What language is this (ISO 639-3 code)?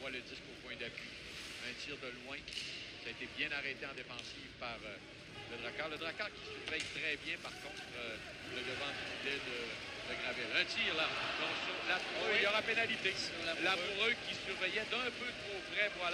fra